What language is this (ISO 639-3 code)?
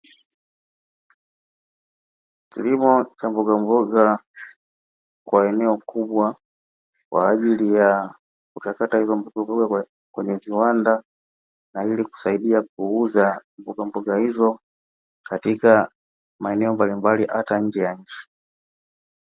swa